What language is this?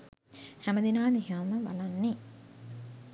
Sinhala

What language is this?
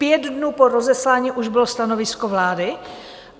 Czech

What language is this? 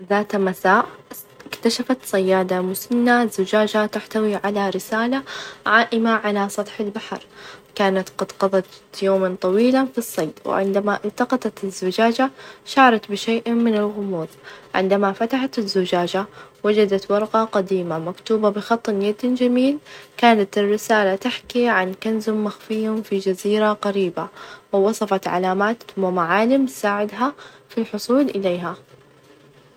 Najdi Arabic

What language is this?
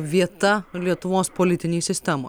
Lithuanian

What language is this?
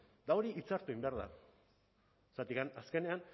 Basque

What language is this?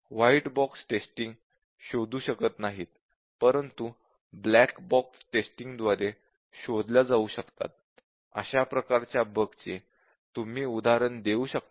Marathi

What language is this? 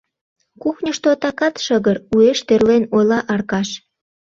Mari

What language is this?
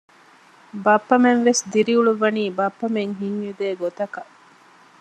Divehi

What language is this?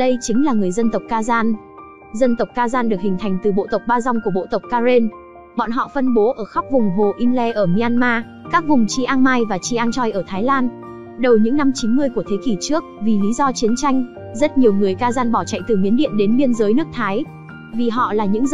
Vietnamese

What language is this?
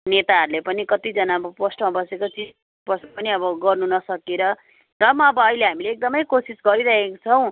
Nepali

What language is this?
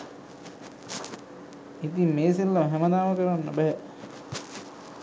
Sinhala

